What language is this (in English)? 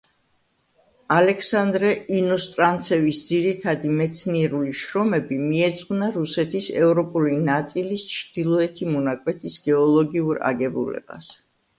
Georgian